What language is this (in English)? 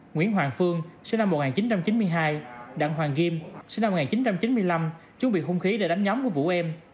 Vietnamese